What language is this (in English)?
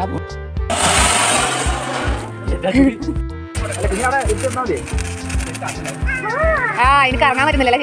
Arabic